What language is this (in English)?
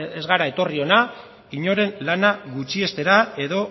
Basque